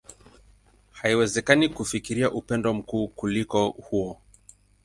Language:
Swahili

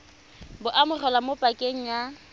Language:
Tswana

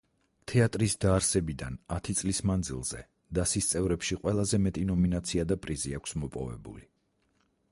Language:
Georgian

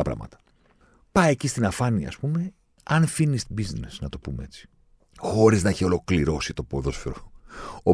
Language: Greek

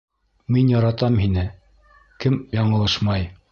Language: Bashkir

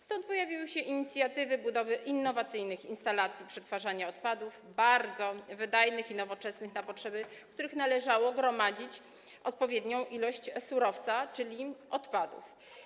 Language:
Polish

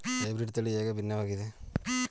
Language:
Kannada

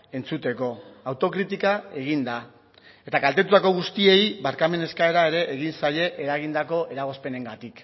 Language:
Basque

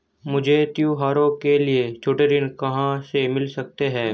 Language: Hindi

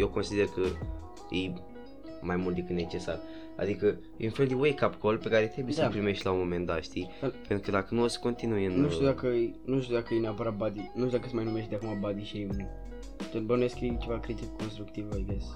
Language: Romanian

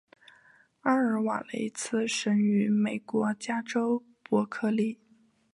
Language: Chinese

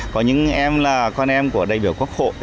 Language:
Vietnamese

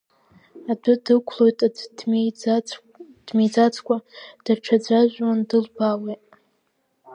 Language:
Abkhazian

